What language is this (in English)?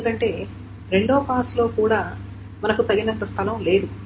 Telugu